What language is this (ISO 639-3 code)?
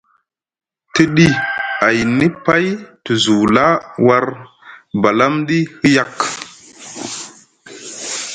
mug